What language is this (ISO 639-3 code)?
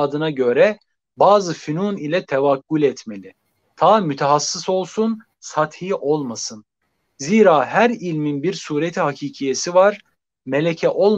tur